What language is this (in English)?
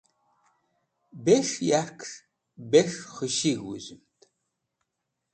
Wakhi